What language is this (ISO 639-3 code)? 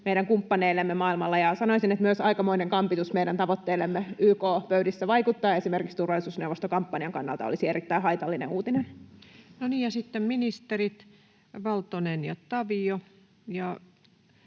fin